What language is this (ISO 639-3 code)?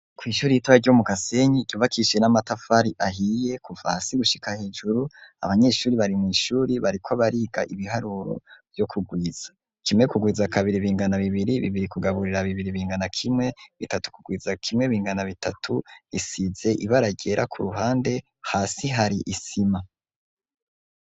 run